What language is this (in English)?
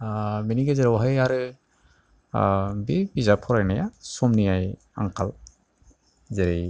Bodo